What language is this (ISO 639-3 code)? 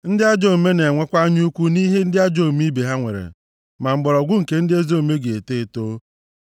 ibo